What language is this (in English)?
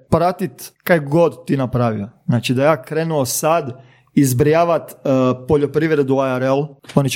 Croatian